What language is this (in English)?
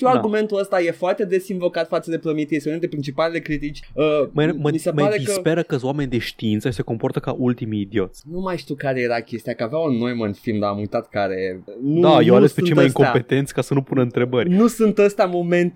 Romanian